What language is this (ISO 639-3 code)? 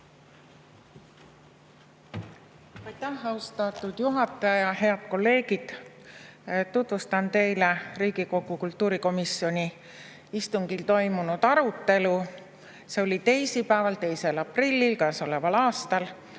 est